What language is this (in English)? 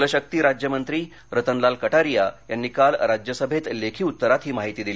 Marathi